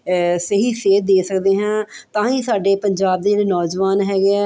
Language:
Punjabi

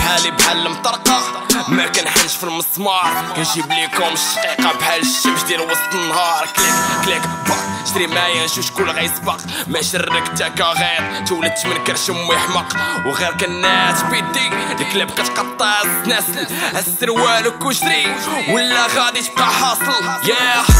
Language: Arabic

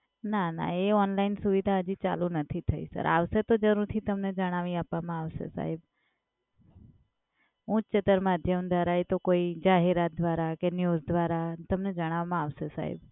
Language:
Gujarati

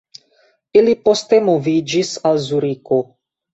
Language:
Esperanto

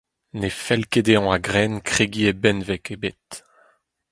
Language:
Breton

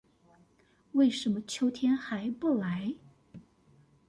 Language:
Chinese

